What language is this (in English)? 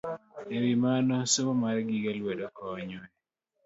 Luo (Kenya and Tanzania)